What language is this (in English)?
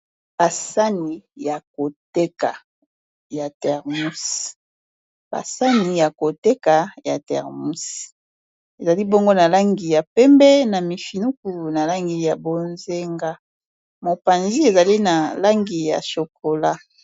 Lingala